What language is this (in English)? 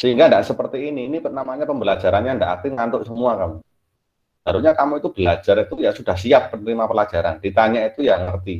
Indonesian